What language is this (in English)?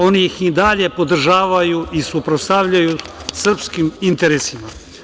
Serbian